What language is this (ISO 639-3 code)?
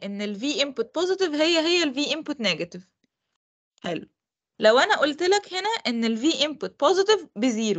ara